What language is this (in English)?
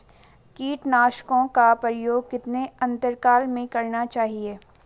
Hindi